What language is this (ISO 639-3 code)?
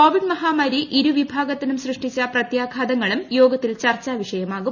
mal